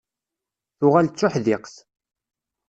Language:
Kabyle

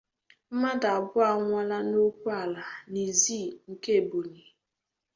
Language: Igbo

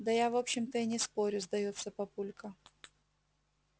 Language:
Russian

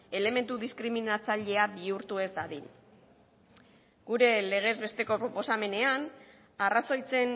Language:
Basque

